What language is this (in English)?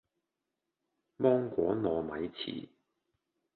Cantonese